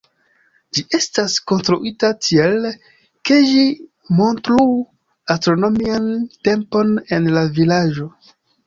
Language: Esperanto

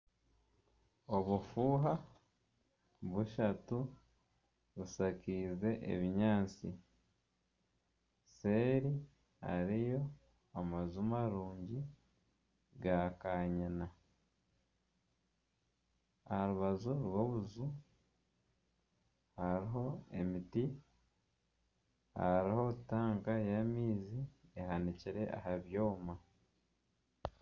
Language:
Nyankole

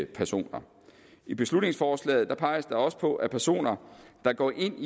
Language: Danish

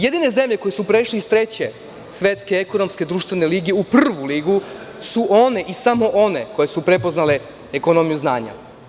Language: Serbian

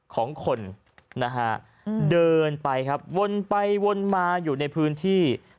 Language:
Thai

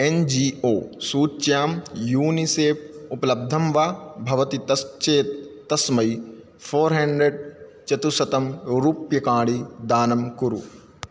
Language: Sanskrit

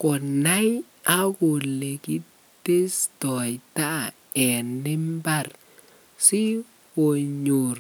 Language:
Kalenjin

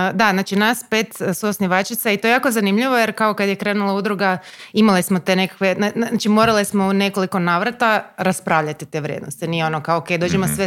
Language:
Croatian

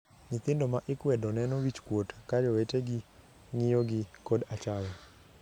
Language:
Luo (Kenya and Tanzania)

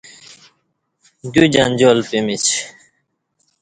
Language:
Kati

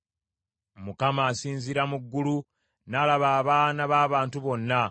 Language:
Ganda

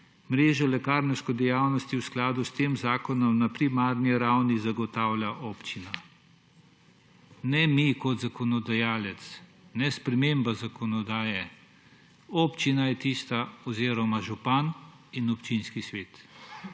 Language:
Slovenian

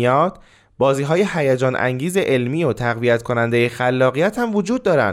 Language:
Persian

